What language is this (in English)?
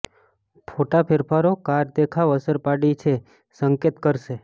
Gujarati